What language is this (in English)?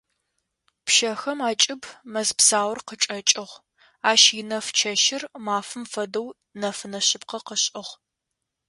Adyghe